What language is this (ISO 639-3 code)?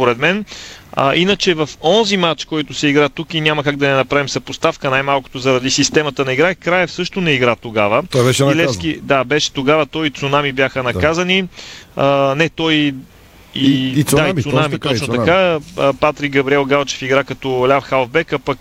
bul